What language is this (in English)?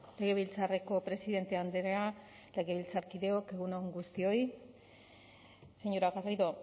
Basque